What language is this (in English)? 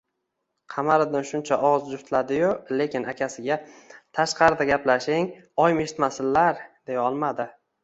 Uzbek